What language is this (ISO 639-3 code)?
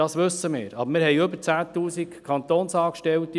gsw